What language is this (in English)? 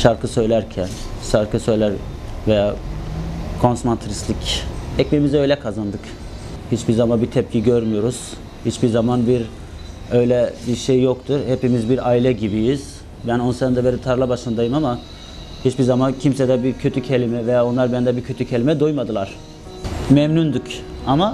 Turkish